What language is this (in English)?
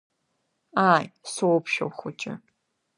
Abkhazian